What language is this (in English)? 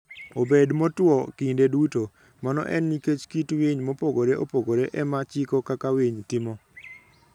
Luo (Kenya and Tanzania)